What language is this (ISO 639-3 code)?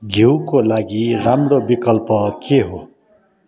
nep